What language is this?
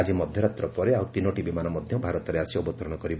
Odia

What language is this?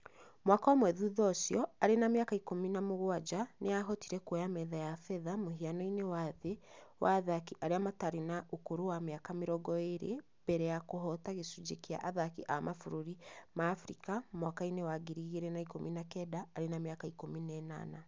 Kikuyu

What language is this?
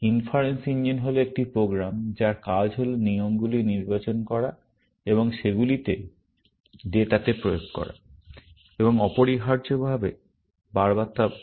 Bangla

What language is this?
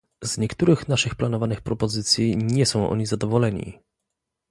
Polish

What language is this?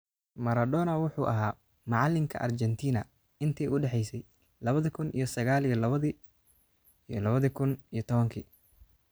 Somali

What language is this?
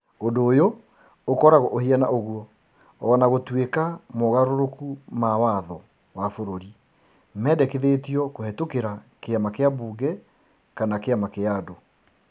Kikuyu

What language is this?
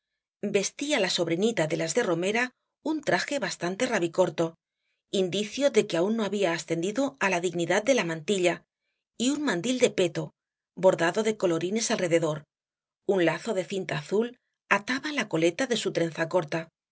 Spanish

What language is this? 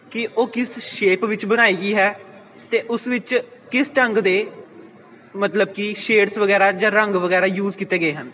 Punjabi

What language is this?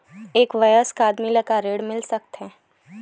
Chhattisgarhi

